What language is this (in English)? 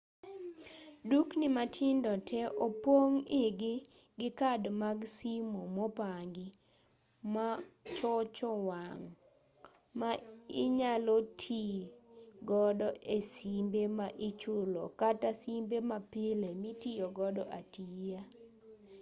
Luo (Kenya and Tanzania)